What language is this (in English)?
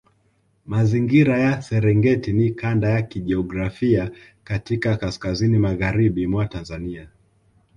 Swahili